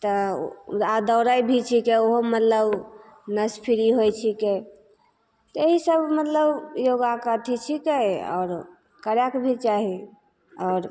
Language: Maithili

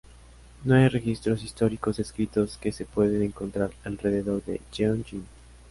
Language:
Spanish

